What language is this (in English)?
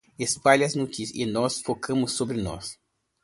Portuguese